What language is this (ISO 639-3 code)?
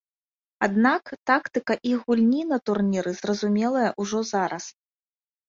bel